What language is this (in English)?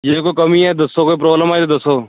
Punjabi